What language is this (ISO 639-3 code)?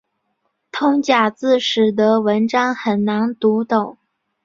zho